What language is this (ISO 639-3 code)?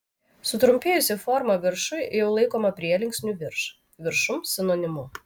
lit